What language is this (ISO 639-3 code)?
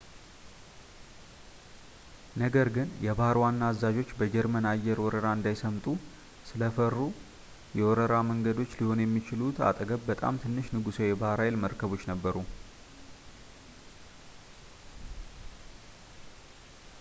amh